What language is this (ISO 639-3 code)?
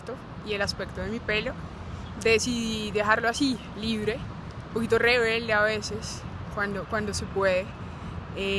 spa